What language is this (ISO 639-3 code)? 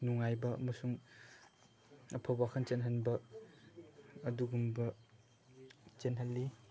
mni